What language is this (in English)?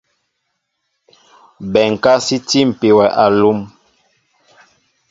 Mbo (Cameroon)